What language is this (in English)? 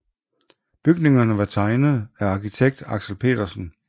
Danish